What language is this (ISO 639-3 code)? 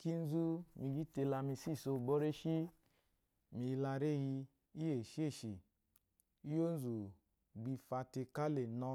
afo